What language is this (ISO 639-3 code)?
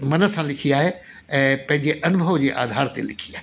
snd